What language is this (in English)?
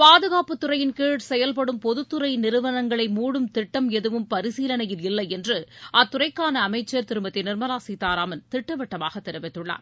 Tamil